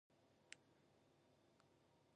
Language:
Japanese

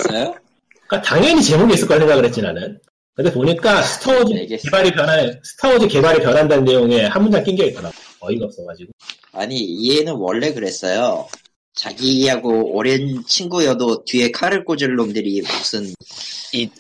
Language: Korean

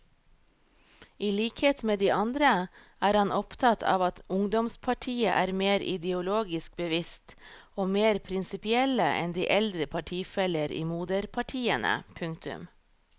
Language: Norwegian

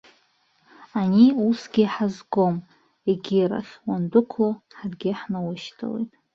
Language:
Abkhazian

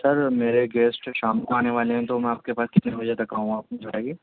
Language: Urdu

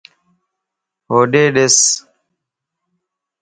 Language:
Lasi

